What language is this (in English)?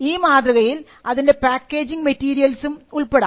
Malayalam